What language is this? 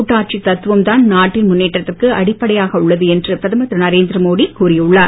Tamil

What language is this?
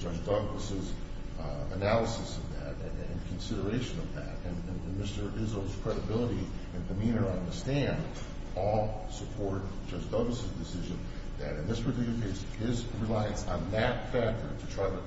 English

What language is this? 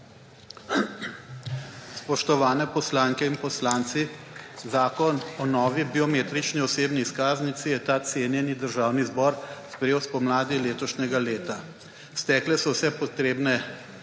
Slovenian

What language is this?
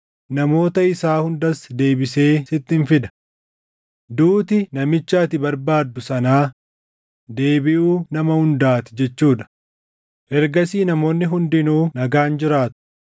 Oromo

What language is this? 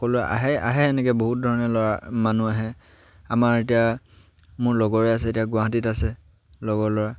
Assamese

